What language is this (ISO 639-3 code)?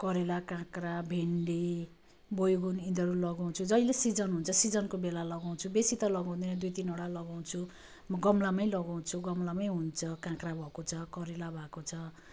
nep